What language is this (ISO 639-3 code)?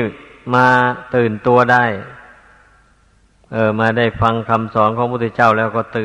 tha